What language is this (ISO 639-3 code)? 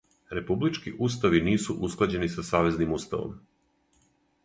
srp